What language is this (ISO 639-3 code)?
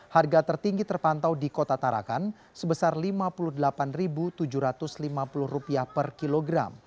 ind